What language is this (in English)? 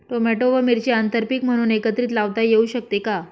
Marathi